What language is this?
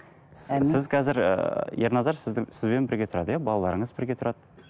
Kazakh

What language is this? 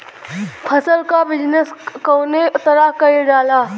Bhojpuri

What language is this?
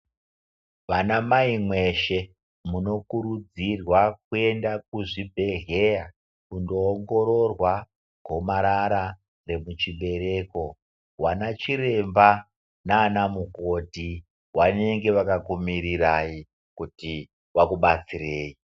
Ndau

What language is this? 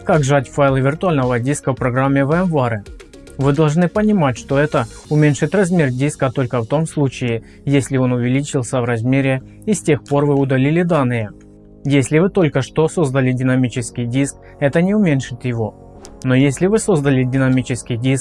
Russian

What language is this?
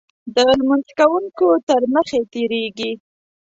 Pashto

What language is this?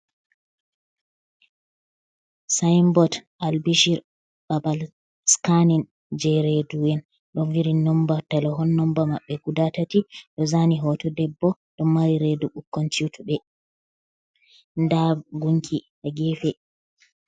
Fula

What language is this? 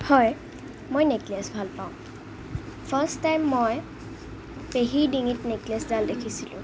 Assamese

